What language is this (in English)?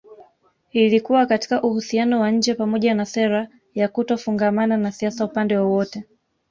Swahili